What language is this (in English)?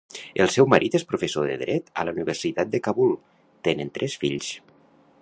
Catalan